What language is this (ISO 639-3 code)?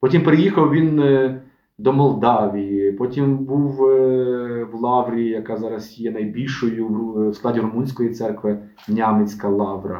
ukr